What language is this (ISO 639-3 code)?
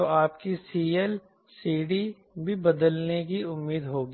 hin